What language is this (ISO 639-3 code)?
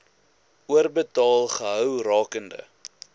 afr